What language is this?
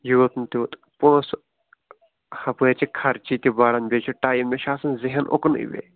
Kashmiri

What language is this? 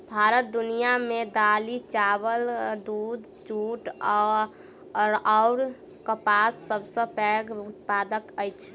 Maithili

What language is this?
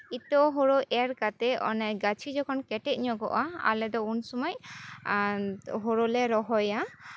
Santali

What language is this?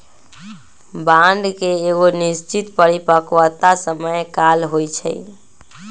Magahi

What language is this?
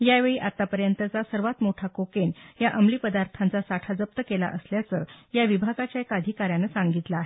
Marathi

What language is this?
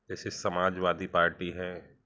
Hindi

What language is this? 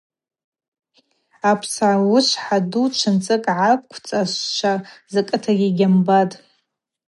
Abaza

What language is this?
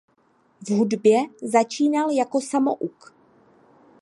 Czech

